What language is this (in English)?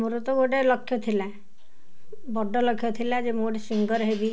Odia